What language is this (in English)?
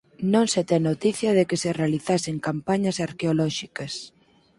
Galician